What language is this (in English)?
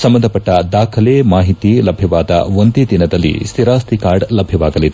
Kannada